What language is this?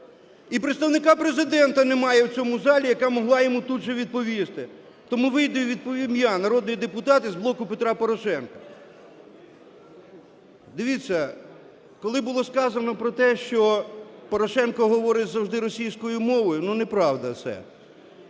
Ukrainian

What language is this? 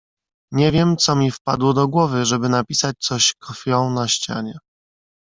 Polish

